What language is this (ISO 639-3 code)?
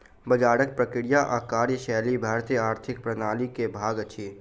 mai